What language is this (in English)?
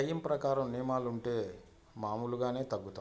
Telugu